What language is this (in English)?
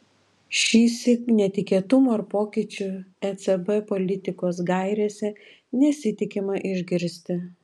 Lithuanian